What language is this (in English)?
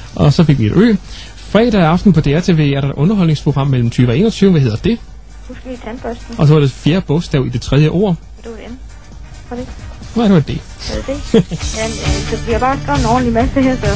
Danish